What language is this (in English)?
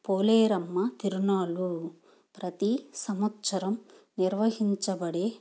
Telugu